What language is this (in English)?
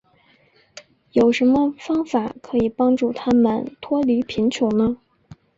Chinese